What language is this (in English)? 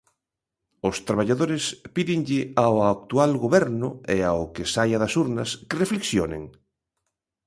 Galician